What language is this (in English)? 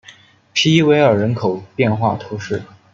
Chinese